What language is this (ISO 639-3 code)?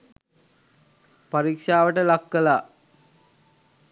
sin